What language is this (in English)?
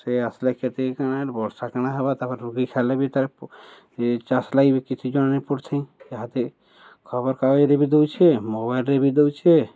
Odia